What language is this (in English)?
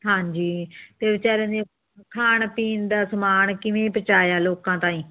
Punjabi